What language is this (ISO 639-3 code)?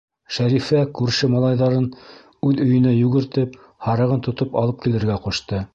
bak